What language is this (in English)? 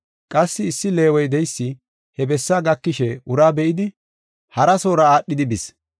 Gofa